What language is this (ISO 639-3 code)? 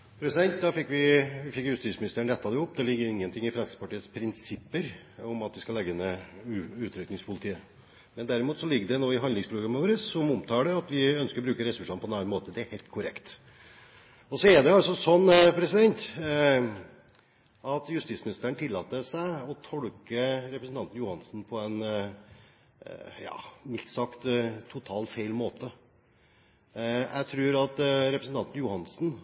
nob